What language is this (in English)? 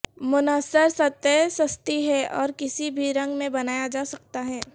Urdu